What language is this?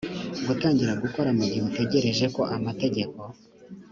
Kinyarwanda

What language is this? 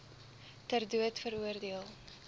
Afrikaans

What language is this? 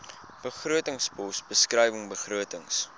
Afrikaans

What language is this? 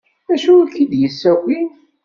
Kabyle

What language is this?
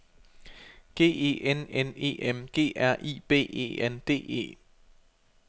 Danish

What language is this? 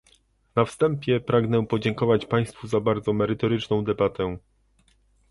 Polish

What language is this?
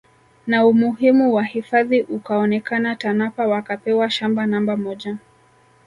Swahili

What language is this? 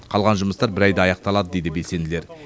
Kazakh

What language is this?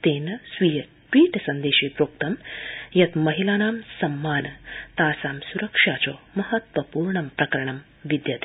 Sanskrit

